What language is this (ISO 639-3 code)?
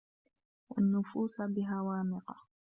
ara